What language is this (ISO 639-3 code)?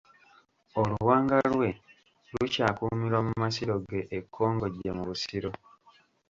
lug